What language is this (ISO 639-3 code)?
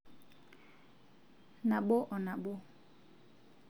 mas